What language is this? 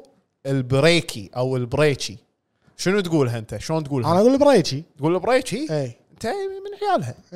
Arabic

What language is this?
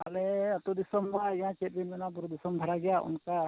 Santali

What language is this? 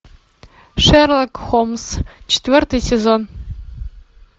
Russian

